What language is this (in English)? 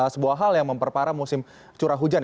Indonesian